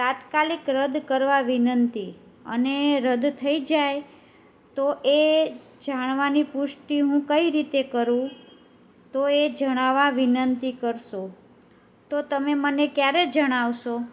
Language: Gujarati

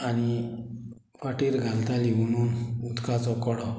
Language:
Konkani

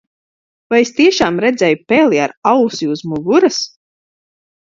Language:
Latvian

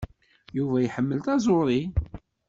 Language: Kabyle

